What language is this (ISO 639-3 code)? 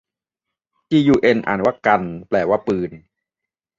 tha